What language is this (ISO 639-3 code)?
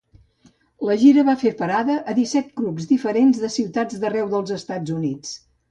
cat